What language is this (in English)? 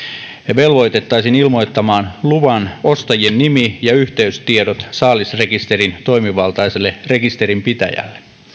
Finnish